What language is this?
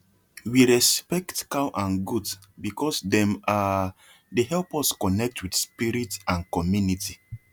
Nigerian Pidgin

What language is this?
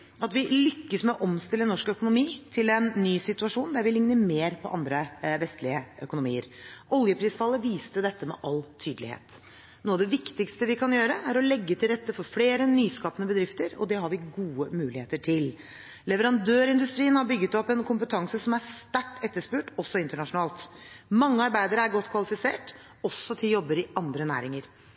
Norwegian Bokmål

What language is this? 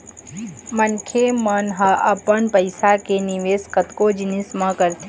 Chhattisgarhi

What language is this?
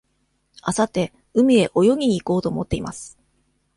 Japanese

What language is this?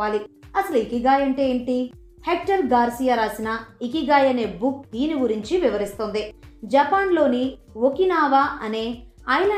Telugu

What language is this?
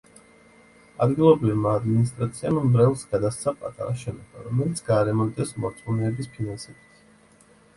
Georgian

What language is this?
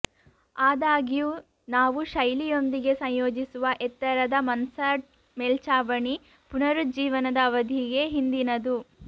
Kannada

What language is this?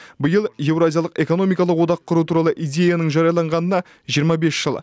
Kazakh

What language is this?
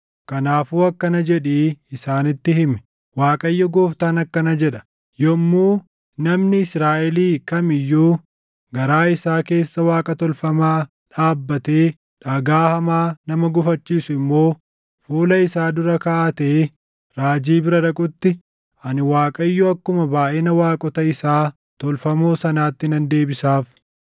Oromo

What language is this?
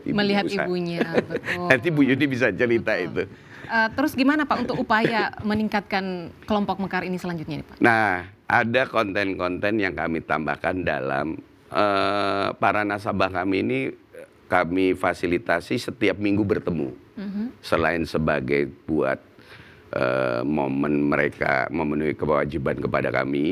Indonesian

